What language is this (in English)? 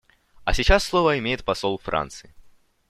Russian